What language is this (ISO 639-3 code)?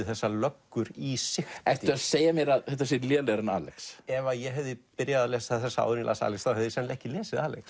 isl